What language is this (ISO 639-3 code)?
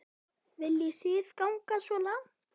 isl